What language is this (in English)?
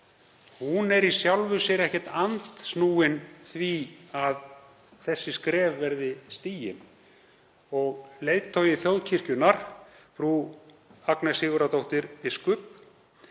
Icelandic